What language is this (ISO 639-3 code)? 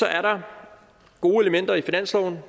dan